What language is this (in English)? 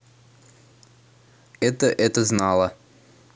Russian